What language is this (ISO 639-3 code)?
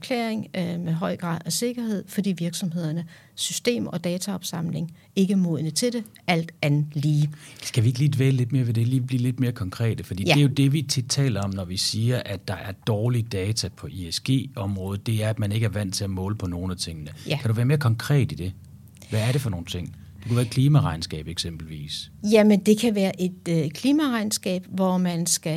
dan